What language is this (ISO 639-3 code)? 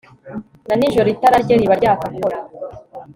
kin